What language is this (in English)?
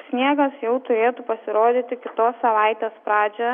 Lithuanian